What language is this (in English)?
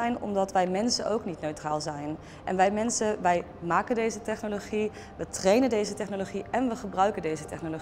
Dutch